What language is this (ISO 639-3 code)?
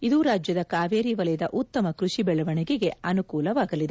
kan